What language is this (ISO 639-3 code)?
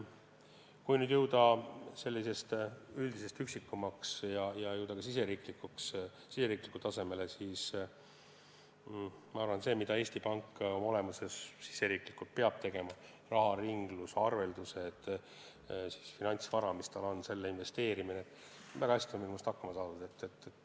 est